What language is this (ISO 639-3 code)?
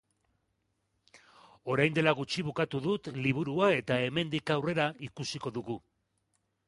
eus